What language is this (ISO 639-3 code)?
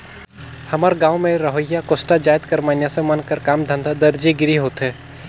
hne